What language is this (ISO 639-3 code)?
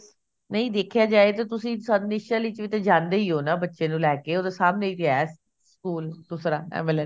pan